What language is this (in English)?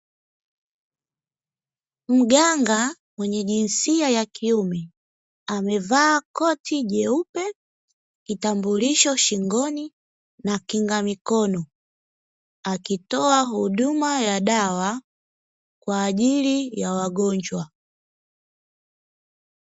Swahili